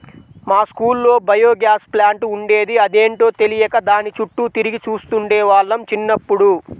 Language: Telugu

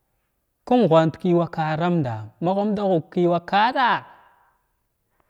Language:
Glavda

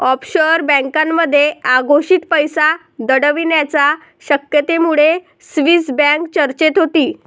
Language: Marathi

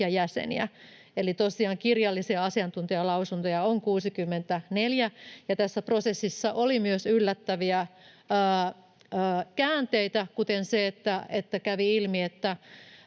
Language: Finnish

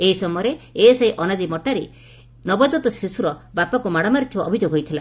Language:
Odia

